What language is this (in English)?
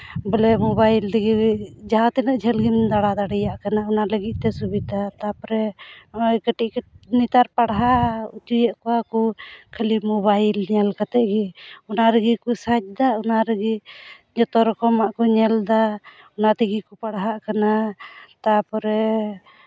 Santali